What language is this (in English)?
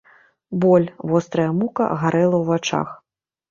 Belarusian